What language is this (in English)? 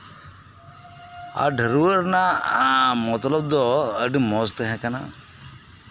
Santali